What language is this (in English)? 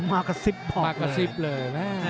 Thai